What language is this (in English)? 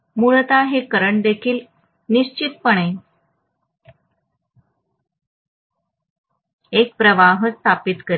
Marathi